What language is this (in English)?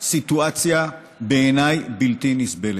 Hebrew